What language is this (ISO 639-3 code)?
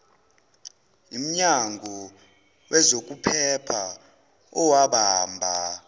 zul